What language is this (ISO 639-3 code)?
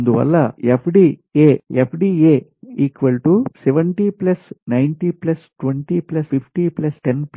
tel